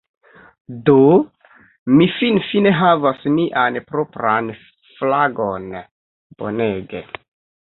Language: Esperanto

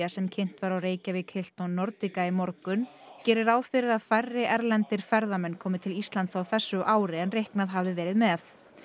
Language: Icelandic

